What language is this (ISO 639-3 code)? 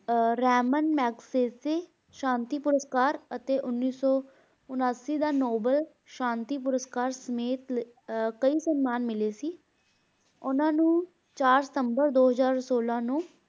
pan